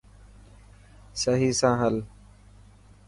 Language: Dhatki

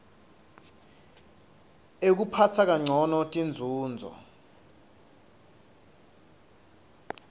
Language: Swati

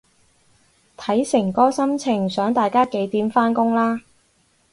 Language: Cantonese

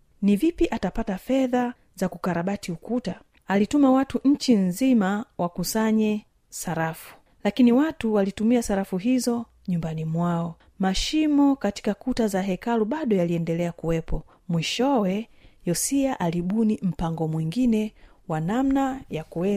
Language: Swahili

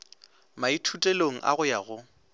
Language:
Northern Sotho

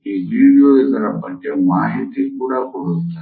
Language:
Kannada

